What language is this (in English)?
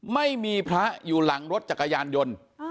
Thai